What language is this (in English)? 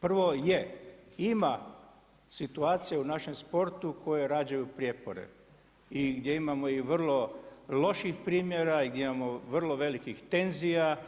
Croatian